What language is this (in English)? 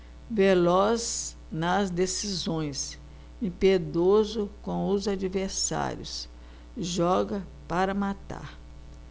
Portuguese